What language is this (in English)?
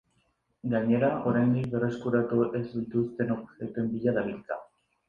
Basque